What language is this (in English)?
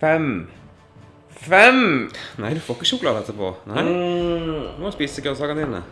German